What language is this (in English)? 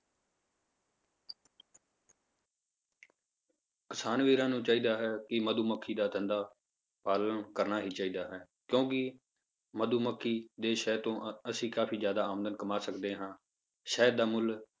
Punjabi